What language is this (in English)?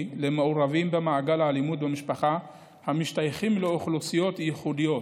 Hebrew